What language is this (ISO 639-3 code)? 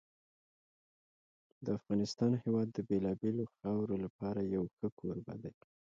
pus